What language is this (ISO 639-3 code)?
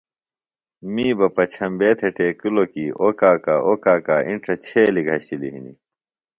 phl